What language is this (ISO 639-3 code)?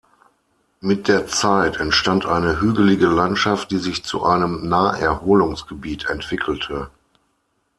deu